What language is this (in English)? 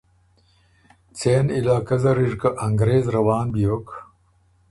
Ormuri